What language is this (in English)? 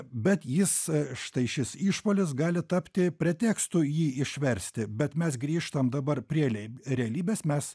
Lithuanian